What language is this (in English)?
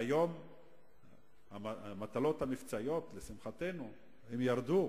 Hebrew